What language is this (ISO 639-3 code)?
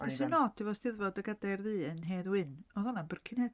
cym